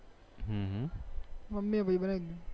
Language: Gujarati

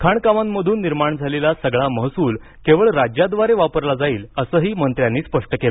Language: Marathi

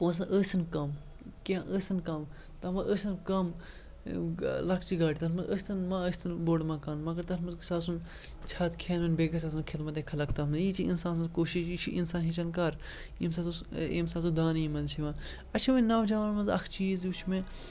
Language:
Kashmiri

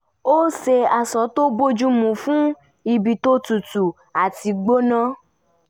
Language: Yoruba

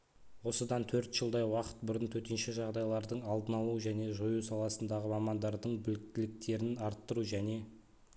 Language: Kazakh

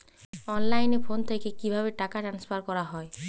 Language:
Bangla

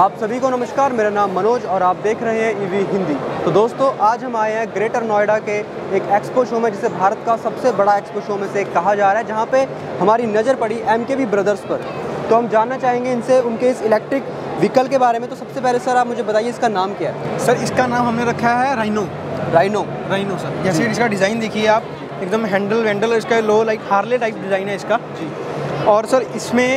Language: Hindi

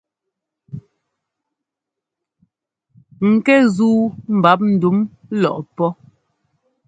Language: Ngomba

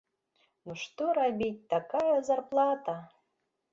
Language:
Belarusian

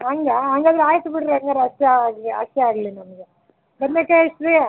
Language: Kannada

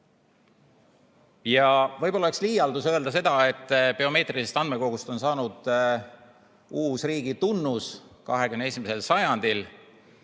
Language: Estonian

